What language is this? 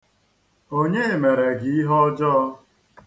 Igbo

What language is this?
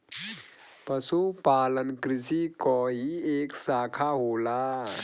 Bhojpuri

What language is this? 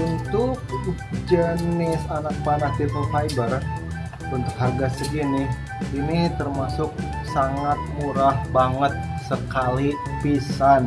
Indonesian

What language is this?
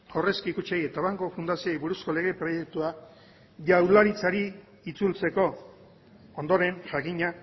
Basque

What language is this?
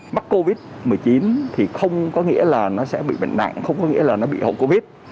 Vietnamese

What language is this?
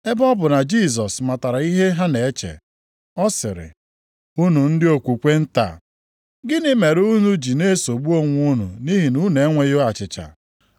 Igbo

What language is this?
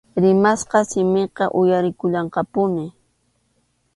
Arequipa-La Unión Quechua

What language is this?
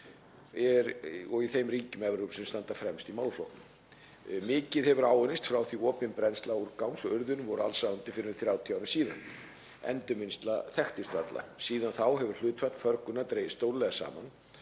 Icelandic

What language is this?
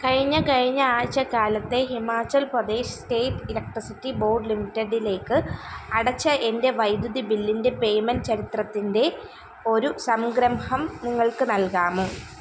Malayalam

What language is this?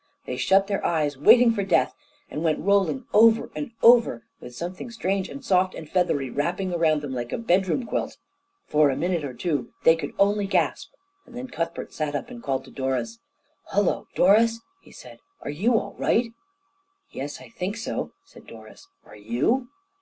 English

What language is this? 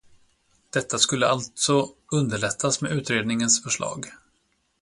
Swedish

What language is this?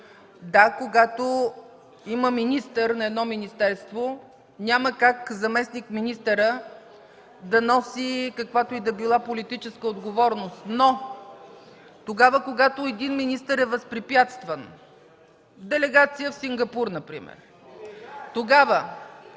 Bulgarian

